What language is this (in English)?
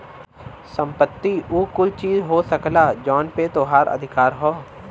Bhojpuri